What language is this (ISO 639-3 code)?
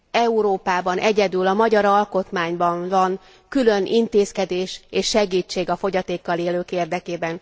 hun